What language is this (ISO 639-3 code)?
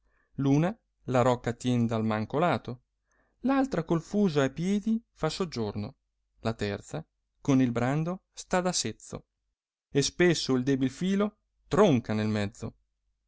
ita